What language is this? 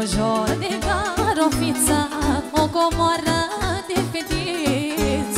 Romanian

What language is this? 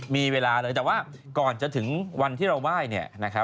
Thai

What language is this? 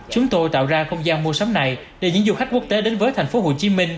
Vietnamese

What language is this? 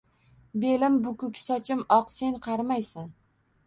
Uzbek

